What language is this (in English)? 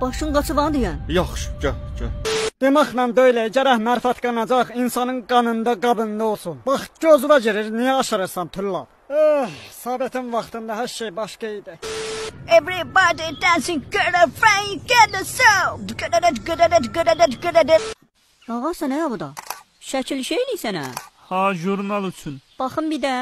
Turkish